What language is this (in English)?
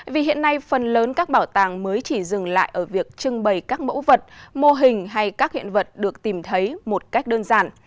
Vietnamese